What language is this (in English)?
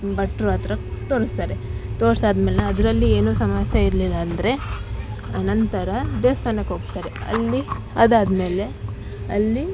Kannada